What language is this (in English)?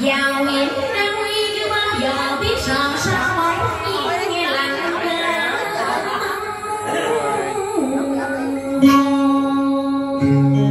Thai